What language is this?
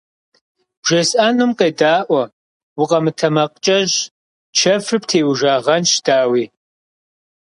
Kabardian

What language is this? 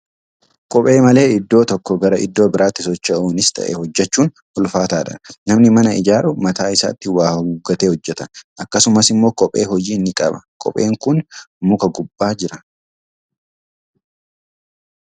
Oromo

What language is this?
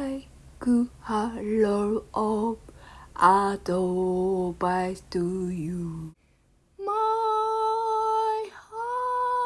English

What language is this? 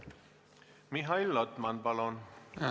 Estonian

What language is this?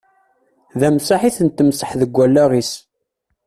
Kabyle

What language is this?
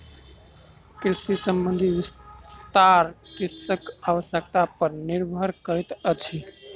Maithili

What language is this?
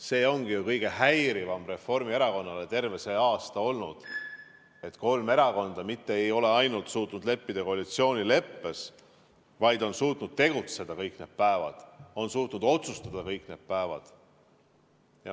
Estonian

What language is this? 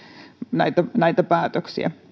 Finnish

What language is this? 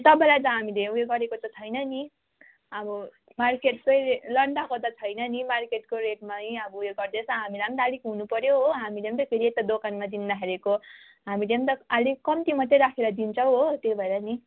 Nepali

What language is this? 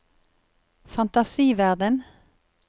Norwegian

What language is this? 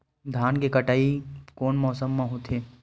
Chhattisgarhi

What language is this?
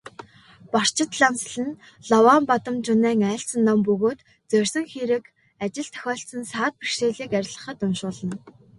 Mongolian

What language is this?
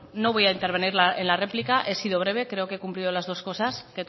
Spanish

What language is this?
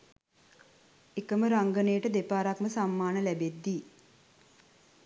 Sinhala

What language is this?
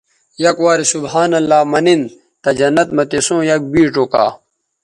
Bateri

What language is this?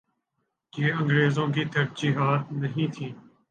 Urdu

